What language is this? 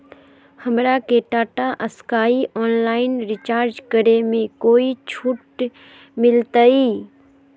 Magahi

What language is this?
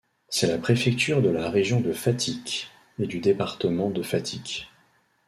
French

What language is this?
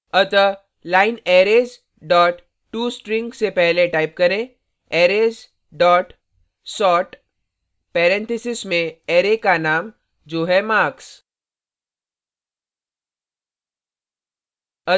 Hindi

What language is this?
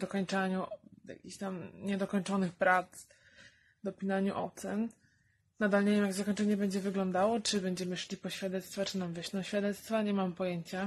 Polish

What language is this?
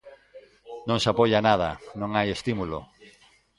Galician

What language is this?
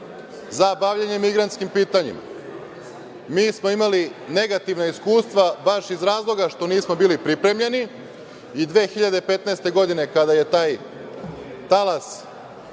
Serbian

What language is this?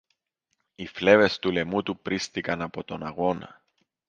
Greek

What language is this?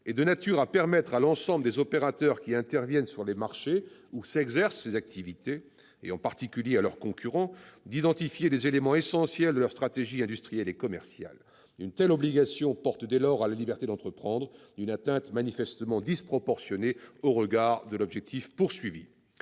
French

